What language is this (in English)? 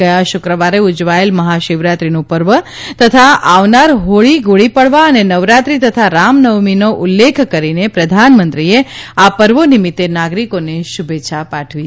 Gujarati